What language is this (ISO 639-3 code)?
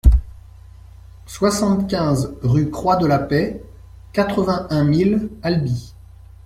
fra